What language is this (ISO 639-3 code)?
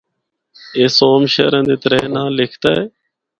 hno